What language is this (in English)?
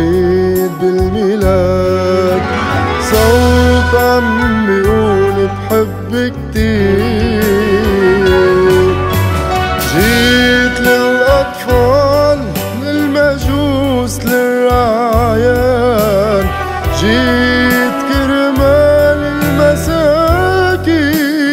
Arabic